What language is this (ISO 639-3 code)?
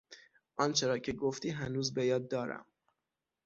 fas